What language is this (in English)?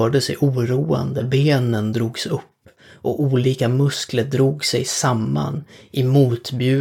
Swedish